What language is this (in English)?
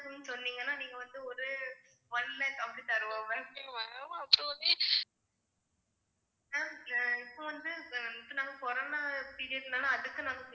Tamil